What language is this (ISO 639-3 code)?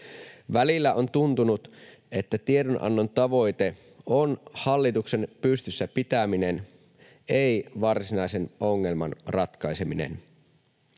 fin